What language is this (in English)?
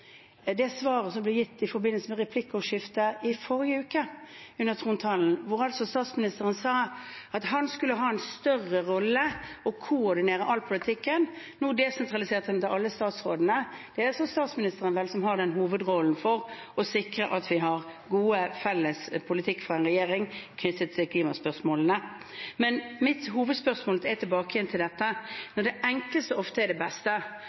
Norwegian Bokmål